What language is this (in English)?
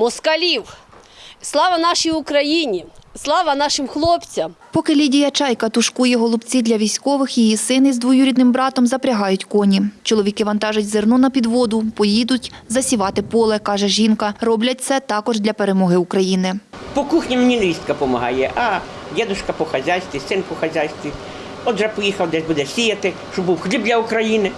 Ukrainian